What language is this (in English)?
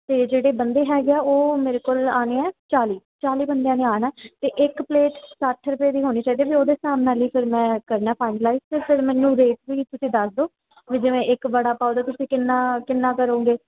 Punjabi